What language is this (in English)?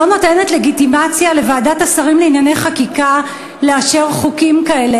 Hebrew